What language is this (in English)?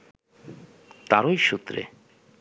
Bangla